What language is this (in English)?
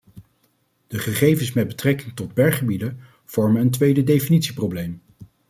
Dutch